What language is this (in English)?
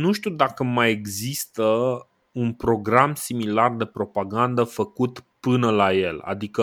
Romanian